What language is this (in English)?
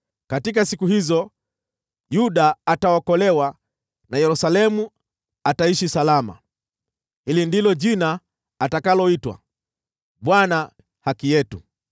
Swahili